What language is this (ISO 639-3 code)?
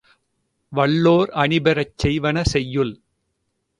tam